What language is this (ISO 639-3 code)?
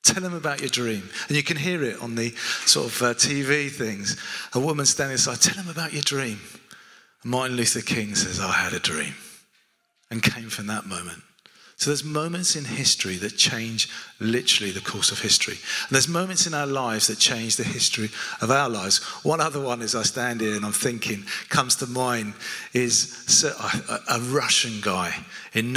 eng